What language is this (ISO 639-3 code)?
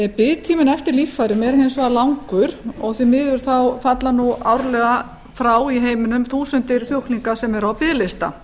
isl